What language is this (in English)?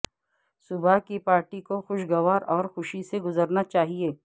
Urdu